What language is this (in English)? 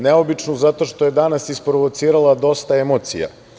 Serbian